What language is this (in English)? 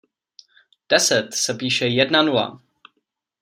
Czech